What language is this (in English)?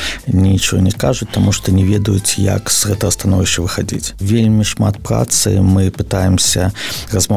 Ukrainian